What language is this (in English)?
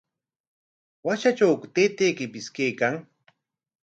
Corongo Ancash Quechua